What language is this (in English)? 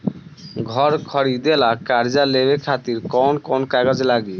Bhojpuri